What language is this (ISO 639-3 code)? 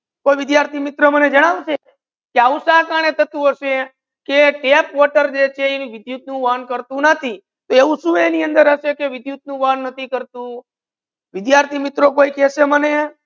guj